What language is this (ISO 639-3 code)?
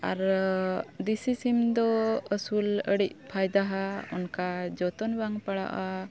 sat